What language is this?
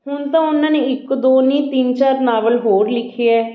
Punjabi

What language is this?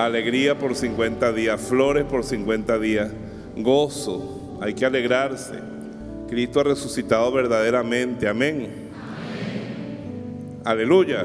Spanish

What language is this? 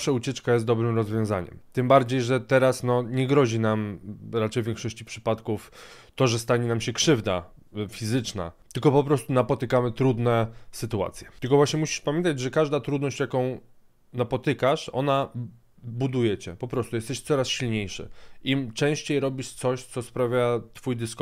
Polish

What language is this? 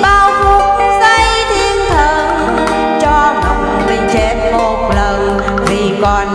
Thai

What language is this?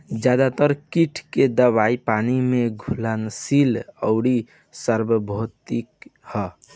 Bhojpuri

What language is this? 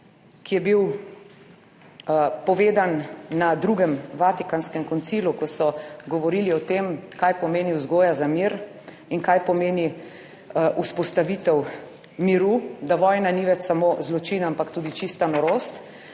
Slovenian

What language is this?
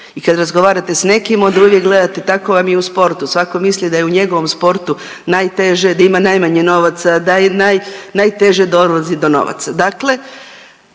Croatian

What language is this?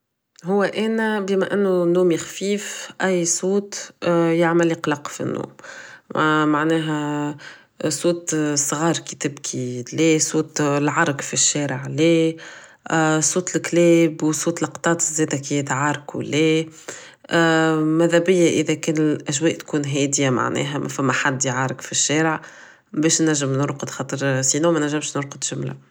Tunisian Arabic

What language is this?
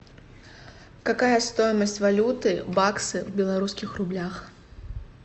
Russian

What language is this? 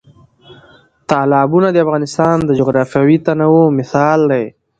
Pashto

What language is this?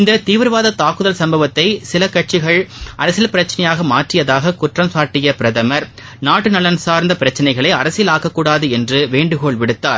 Tamil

